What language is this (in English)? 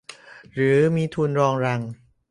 Thai